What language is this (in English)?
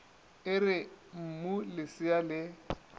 Northern Sotho